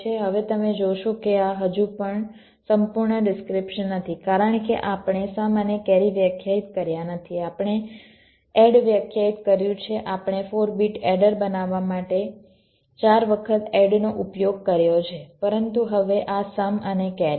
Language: Gujarati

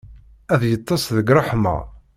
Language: Kabyle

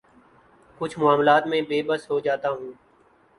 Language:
Urdu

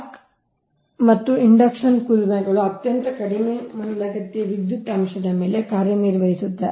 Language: Kannada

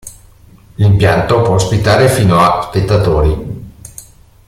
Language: Italian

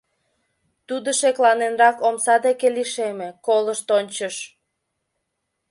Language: Mari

